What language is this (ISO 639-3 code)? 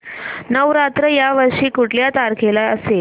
mar